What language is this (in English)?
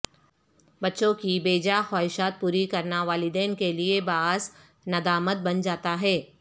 Urdu